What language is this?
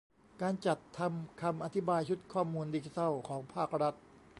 Thai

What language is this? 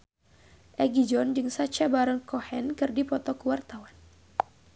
Sundanese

